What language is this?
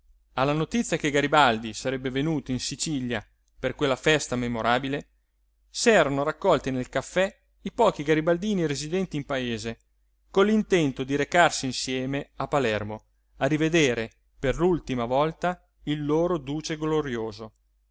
Italian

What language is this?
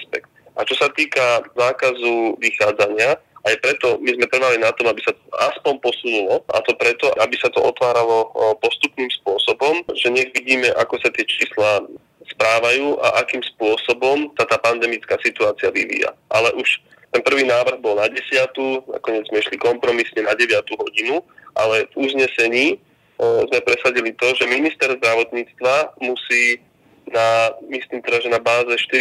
Slovak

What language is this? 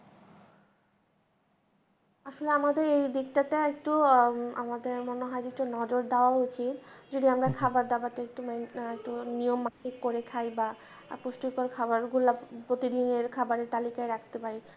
Bangla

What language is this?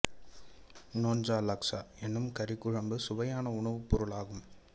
Tamil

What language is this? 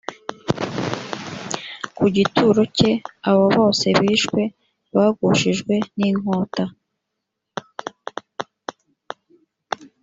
Kinyarwanda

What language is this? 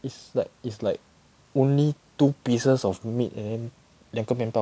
English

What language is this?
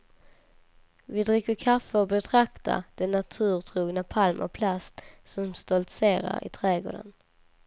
Swedish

